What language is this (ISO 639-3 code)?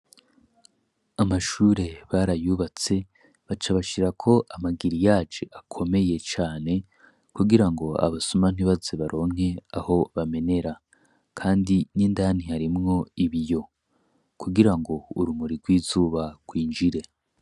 run